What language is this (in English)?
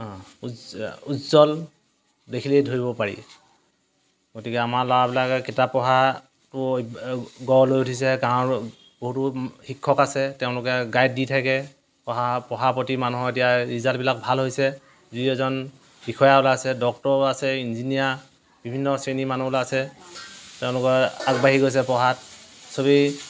Assamese